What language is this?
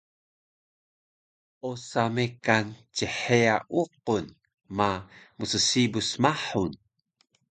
Taroko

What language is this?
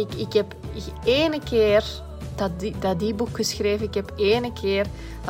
Dutch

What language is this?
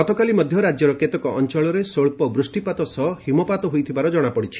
Odia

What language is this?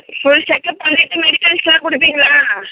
Tamil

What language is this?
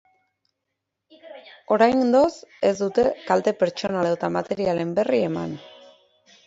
Basque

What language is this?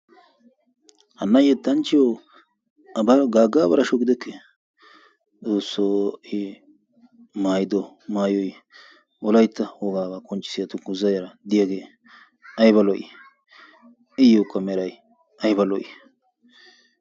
Wolaytta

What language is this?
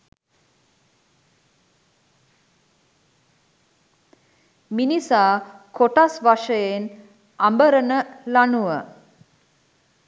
Sinhala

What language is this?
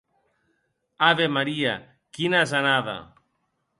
Occitan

